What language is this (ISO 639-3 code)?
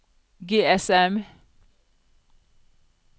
nor